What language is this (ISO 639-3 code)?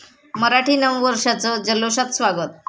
mar